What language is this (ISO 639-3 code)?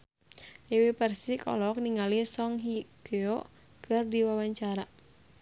sun